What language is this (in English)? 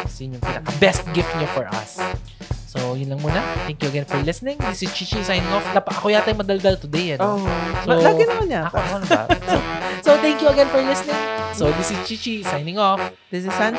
Filipino